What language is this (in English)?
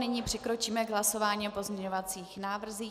Czech